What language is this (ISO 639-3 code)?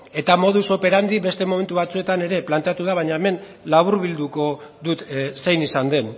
eus